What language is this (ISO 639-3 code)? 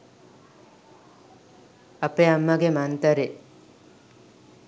sin